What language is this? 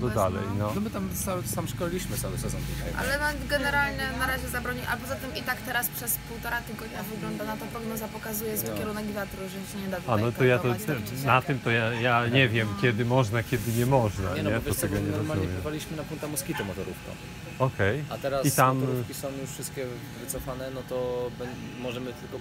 Polish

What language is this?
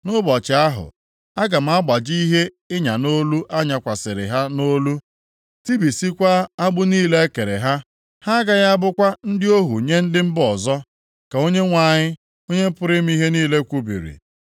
Igbo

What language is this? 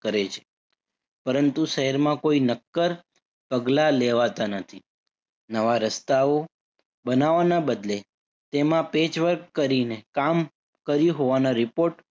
Gujarati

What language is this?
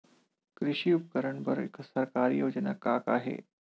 Chhattisgarhi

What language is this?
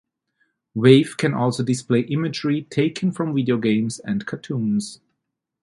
English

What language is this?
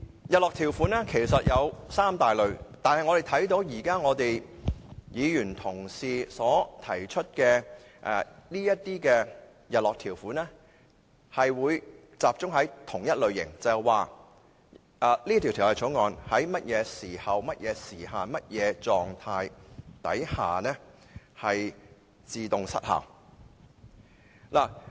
Cantonese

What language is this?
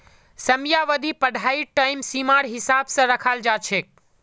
Magahi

